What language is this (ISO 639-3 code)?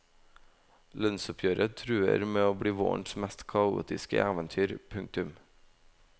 nor